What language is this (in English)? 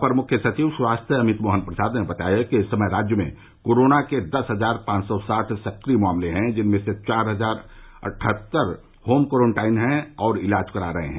Hindi